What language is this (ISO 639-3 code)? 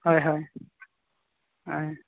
sat